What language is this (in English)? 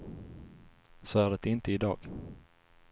Swedish